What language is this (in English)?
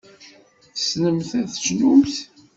Kabyle